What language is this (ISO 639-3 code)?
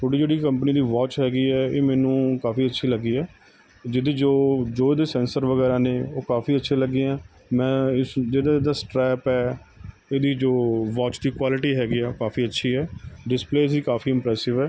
pan